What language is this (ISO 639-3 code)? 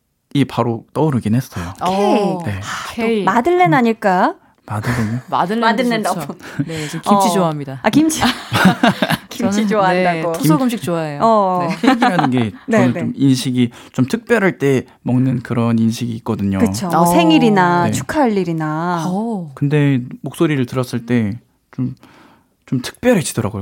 kor